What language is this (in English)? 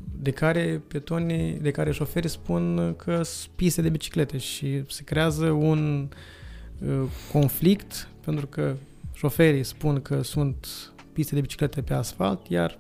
Romanian